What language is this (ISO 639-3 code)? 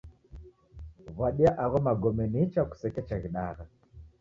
dav